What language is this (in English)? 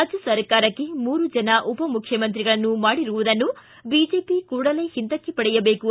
Kannada